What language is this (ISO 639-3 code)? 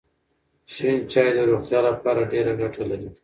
pus